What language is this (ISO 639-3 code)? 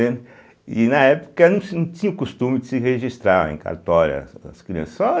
por